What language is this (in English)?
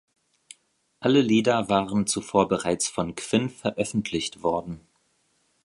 German